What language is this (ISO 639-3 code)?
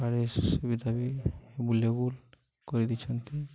ori